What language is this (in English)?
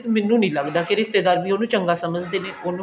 Punjabi